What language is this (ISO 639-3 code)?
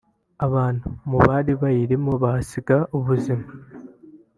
kin